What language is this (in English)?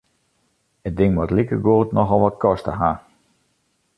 Western Frisian